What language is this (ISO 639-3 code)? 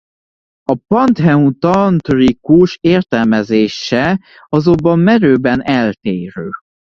hun